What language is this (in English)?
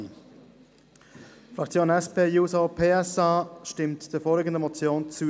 Swiss German